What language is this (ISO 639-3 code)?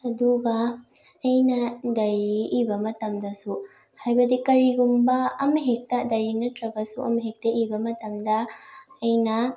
mni